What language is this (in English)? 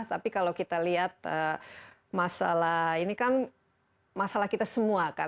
Indonesian